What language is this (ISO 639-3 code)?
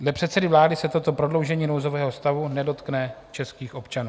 ces